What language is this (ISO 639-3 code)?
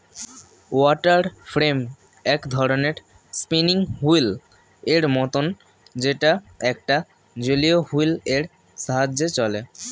ben